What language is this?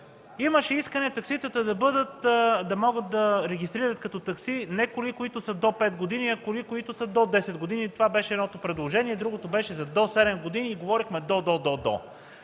Bulgarian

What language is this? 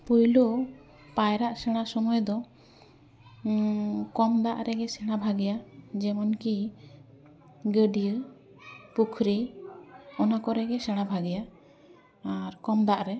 Santali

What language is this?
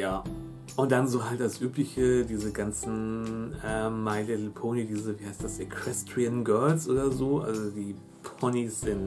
German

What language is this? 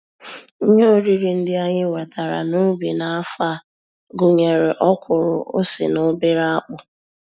Igbo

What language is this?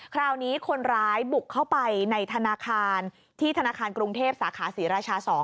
Thai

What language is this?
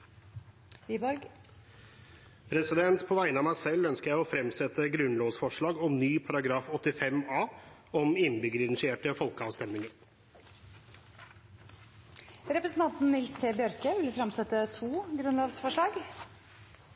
Norwegian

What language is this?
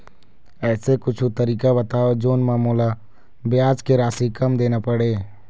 Chhattisgarhi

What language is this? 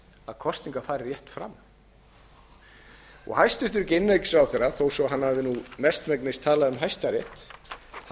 Icelandic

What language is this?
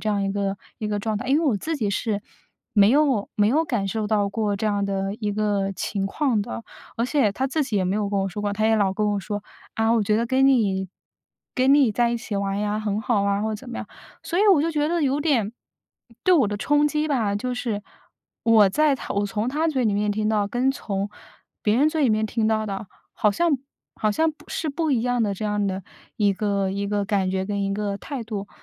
Chinese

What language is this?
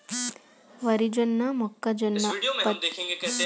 Telugu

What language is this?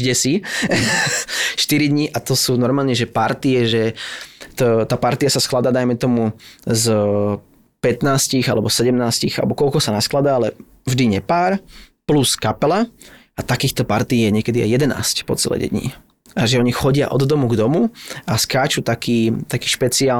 Slovak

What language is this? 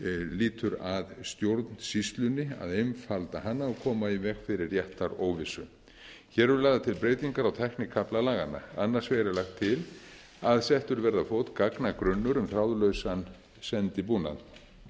Icelandic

